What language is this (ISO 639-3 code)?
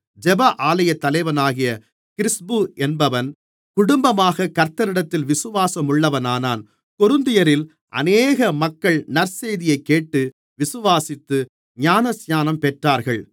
tam